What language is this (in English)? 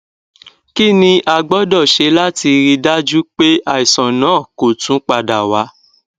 Yoruba